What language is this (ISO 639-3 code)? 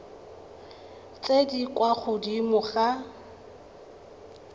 tsn